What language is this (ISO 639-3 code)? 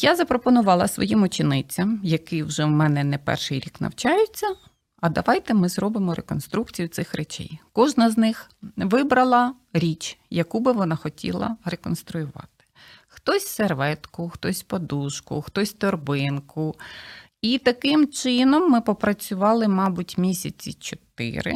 ukr